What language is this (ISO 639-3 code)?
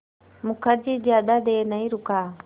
hin